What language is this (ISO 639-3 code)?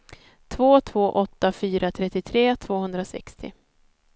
swe